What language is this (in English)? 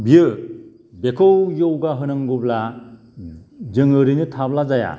Bodo